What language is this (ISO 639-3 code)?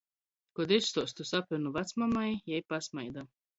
ltg